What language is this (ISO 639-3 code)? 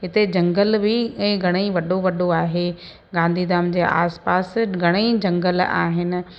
snd